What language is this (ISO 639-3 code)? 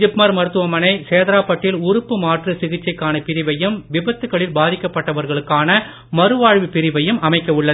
tam